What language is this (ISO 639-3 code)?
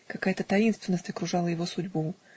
rus